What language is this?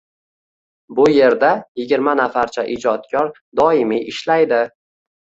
Uzbek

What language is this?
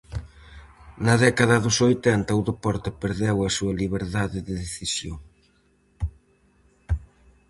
Galician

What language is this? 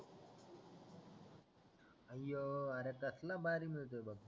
Marathi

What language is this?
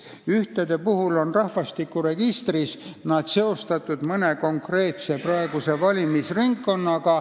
Estonian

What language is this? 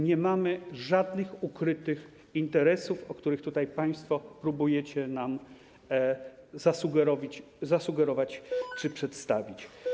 Polish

